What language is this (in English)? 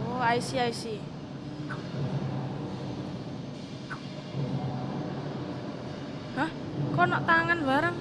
Indonesian